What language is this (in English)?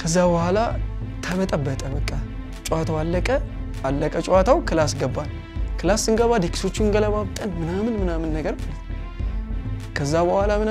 Arabic